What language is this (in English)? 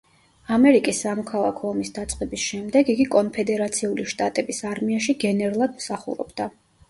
Georgian